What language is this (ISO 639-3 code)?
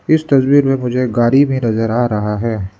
hin